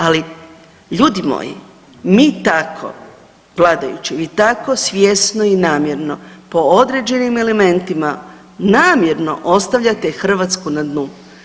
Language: Croatian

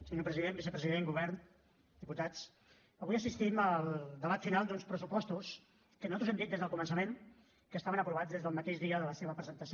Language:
Catalan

